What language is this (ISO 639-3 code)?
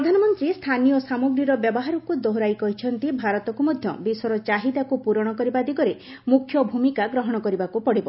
ori